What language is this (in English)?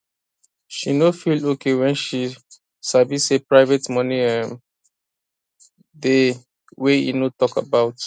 Nigerian Pidgin